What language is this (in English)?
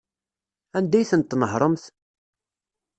Kabyle